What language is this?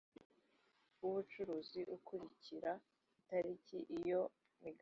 Kinyarwanda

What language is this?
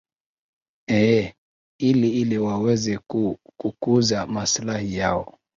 Swahili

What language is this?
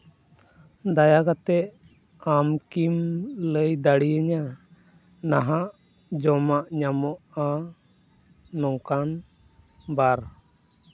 Santali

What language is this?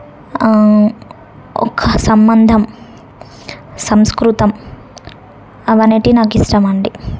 Telugu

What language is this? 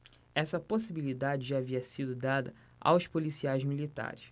Portuguese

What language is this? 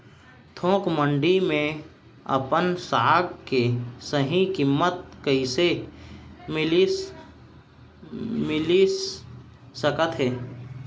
Chhattisgarhi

